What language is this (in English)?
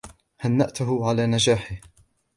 Arabic